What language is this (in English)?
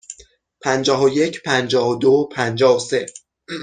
Persian